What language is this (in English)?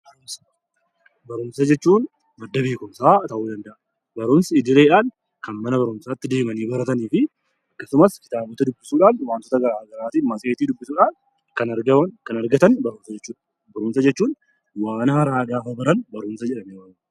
Oromo